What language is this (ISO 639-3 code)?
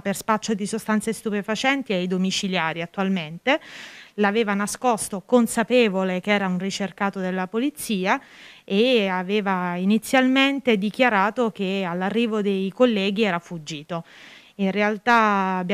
ita